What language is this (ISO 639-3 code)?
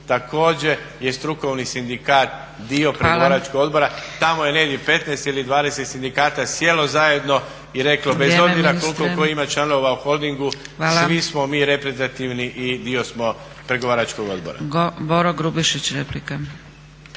hrv